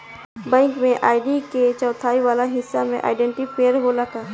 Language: Bhojpuri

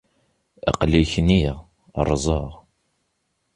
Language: Kabyle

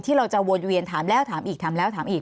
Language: Thai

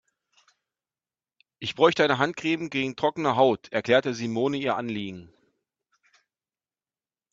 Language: German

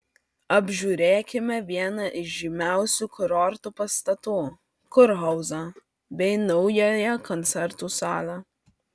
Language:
Lithuanian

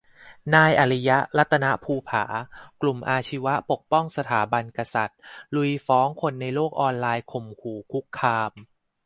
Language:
Thai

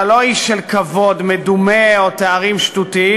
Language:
Hebrew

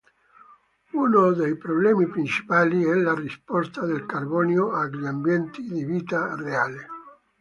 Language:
Italian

